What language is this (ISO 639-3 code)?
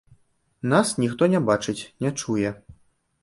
bel